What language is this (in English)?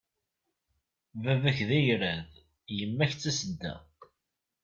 Kabyle